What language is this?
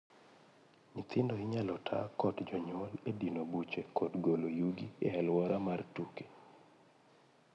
Luo (Kenya and Tanzania)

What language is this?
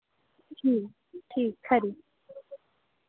Dogri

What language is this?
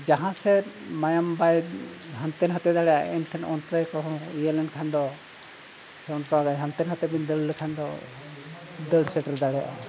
Santali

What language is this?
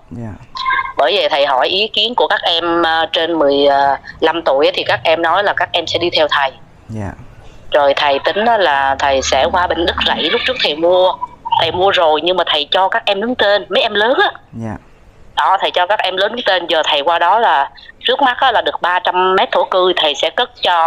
Vietnamese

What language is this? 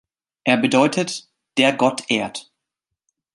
German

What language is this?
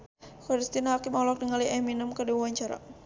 Sundanese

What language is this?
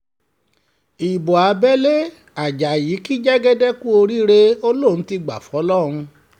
Yoruba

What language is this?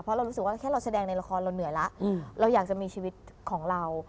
Thai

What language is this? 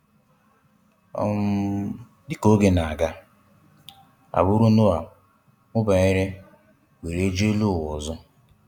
Igbo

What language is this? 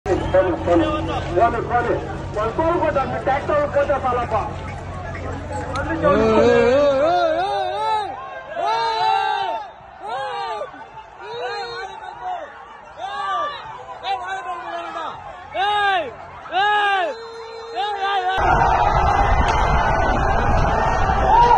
Kannada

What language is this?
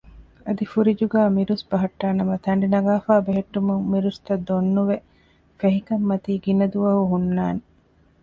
Divehi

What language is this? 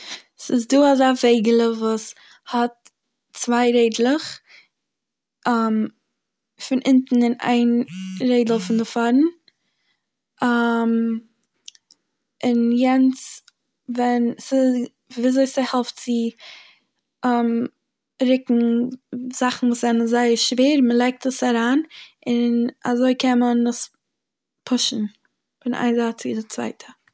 Yiddish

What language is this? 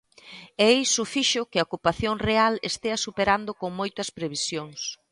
Galician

